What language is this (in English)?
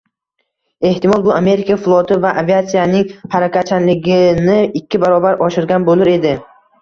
Uzbek